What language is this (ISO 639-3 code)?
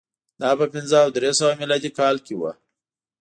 pus